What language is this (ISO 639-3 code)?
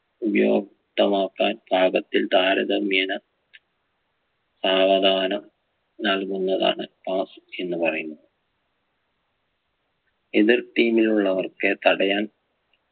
mal